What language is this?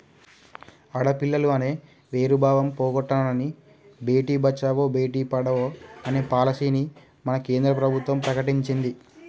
Telugu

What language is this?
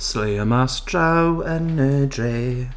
Welsh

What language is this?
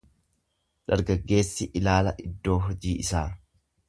Oromo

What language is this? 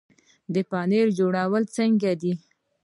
Pashto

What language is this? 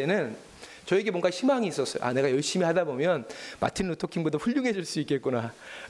Korean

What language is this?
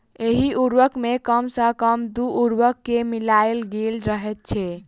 Maithili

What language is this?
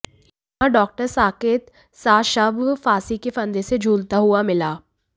Hindi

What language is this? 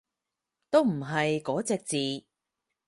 Cantonese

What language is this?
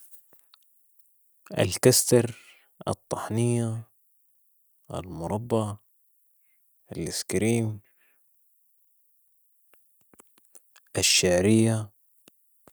Sudanese Arabic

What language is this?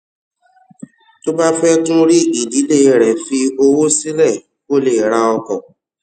Yoruba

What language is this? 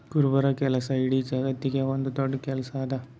Kannada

